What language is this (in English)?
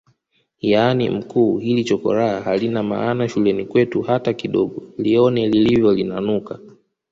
Swahili